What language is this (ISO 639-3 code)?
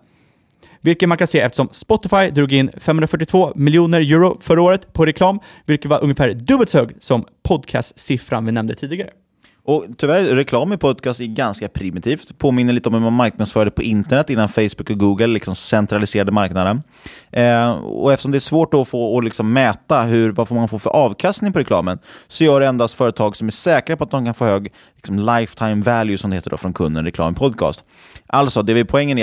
swe